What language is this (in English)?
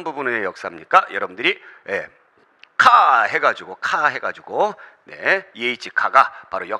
Korean